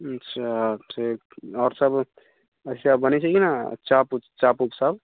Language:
Maithili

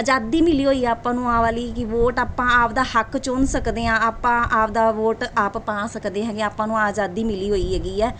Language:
Punjabi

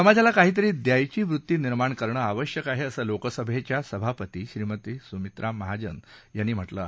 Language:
Marathi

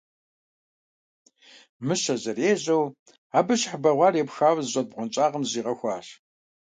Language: Kabardian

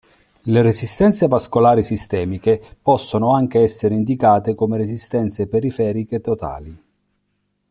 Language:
Italian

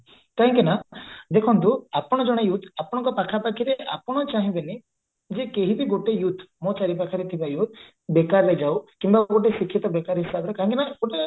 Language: Odia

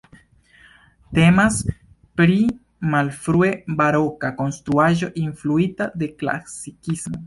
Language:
Esperanto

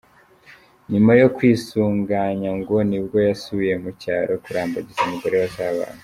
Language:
Kinyarwanda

